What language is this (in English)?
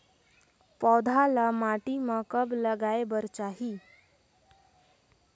Chhattisgarhi